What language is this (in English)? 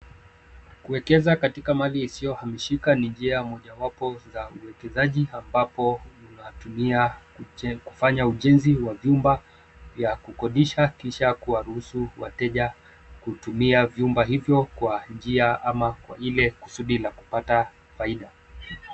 Swahili